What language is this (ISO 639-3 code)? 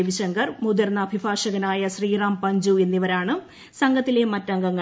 mal